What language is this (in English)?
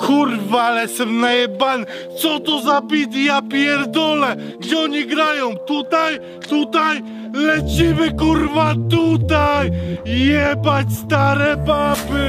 Polish